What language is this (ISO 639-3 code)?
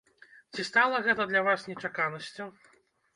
bel